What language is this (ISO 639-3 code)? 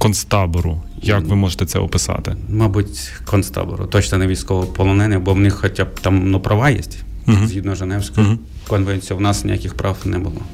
ukr